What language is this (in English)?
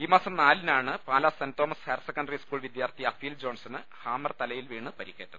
Malayalam